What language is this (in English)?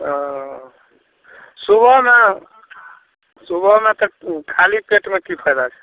Maithili